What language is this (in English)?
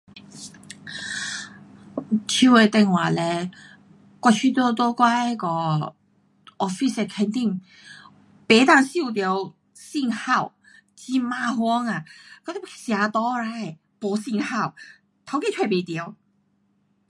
Pu-Xian Chinese